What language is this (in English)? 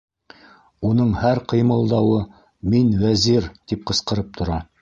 Bashkir